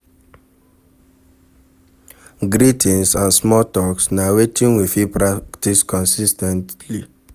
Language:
Nigerian Pidgin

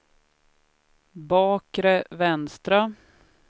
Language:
Swedish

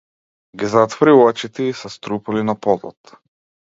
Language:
Macedonian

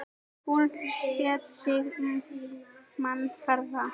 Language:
Icelandic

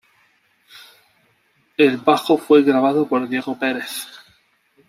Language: Spanish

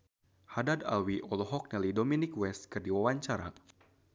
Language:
Sundanese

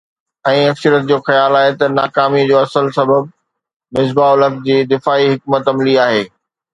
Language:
Sindhi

